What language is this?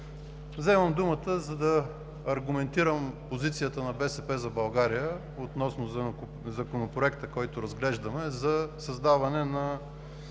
Bulgarian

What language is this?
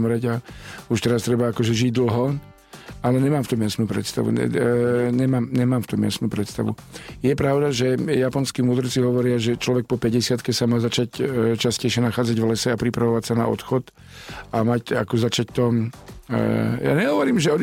Slovak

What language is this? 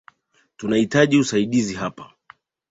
Swahili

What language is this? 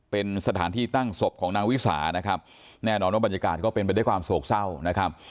Thai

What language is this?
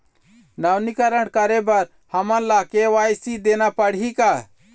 Chhattisgarhi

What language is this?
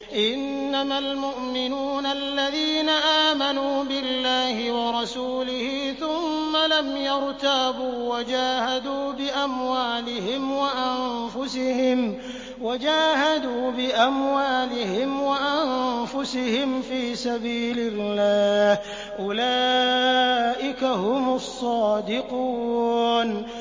Arabic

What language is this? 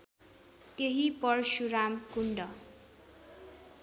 Nepali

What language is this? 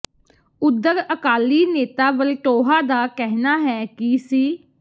Punjabi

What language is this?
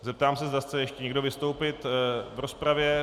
Czech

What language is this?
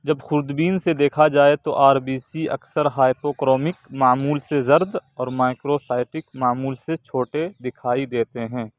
Urdu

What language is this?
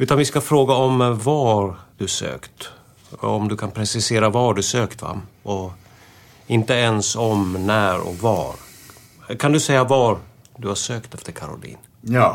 Swedish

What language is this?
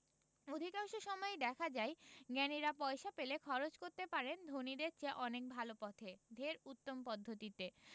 Bangla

